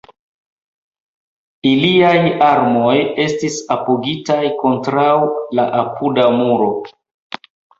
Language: Esperanto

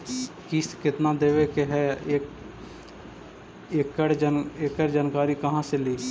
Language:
Magahi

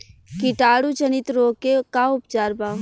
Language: Bhojpuri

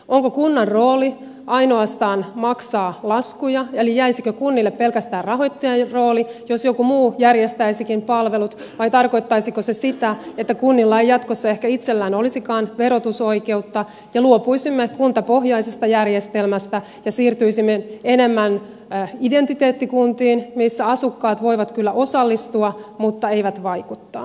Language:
Finnish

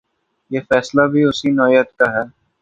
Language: Urdu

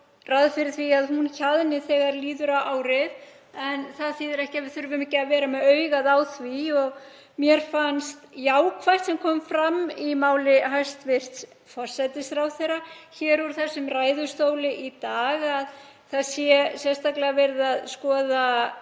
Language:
Icelandic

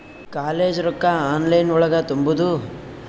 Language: Kannada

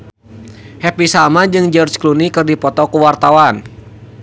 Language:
Sundanese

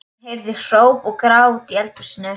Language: Icelandic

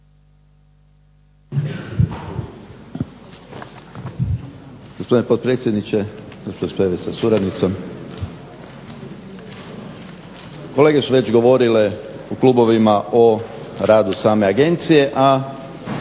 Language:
Croatian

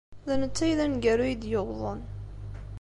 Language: Kabyle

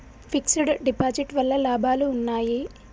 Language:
Telugu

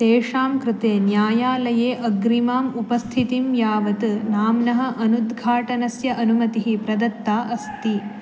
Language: Sanskrit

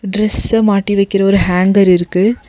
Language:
Tamil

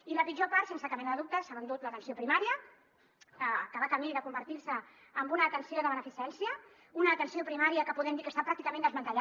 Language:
Catalan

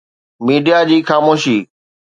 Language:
Sindhi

